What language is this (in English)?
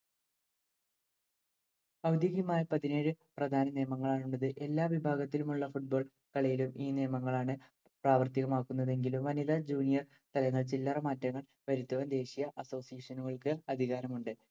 Malayalam